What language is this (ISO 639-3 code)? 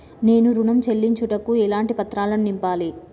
tel